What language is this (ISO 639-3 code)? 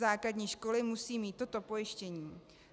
ces